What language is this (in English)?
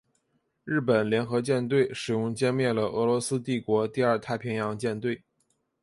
Chinese